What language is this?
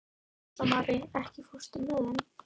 Icelandic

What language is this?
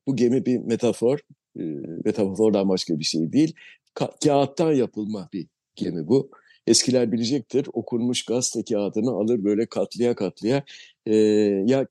Turkish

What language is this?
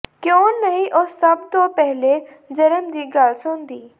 Punjabi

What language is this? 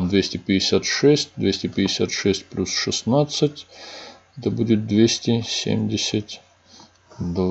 Russian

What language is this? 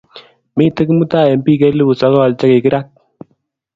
Kalenjin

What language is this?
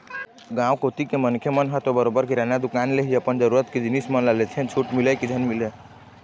Chhattisgarhi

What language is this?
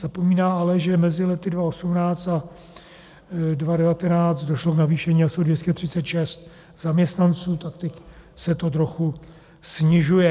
Czech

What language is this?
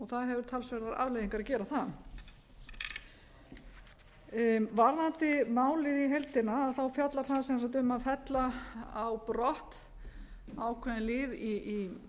Icelandic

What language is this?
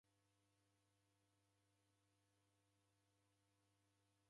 Taita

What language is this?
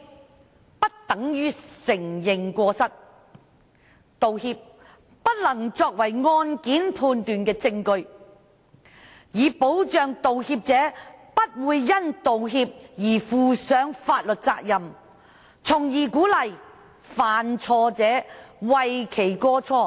Cantonese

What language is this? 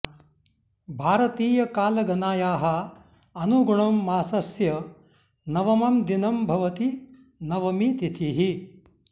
Sanskrit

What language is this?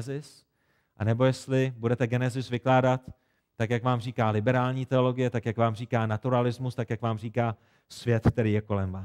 Czech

